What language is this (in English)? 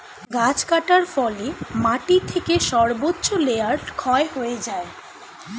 Bangla